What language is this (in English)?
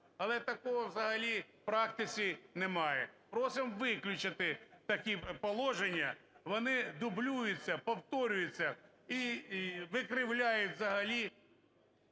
Ukrainian